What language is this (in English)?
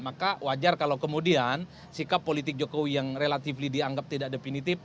Indonesian